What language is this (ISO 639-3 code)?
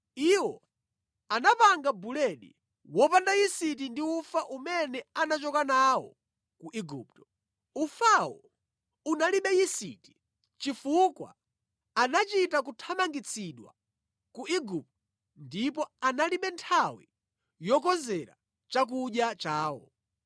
nya